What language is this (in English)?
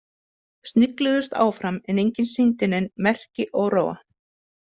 Icelandic